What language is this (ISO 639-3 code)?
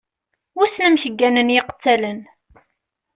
kab